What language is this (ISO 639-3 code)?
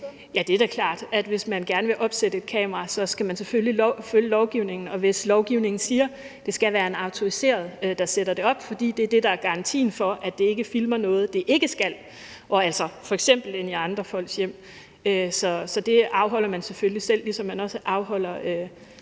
dan